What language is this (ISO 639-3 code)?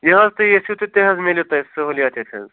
kas